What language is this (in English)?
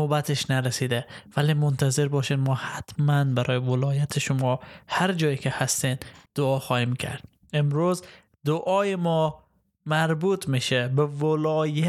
Persian